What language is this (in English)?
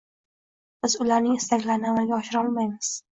Uzbek